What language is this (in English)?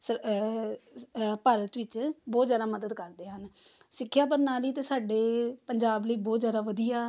Punjabi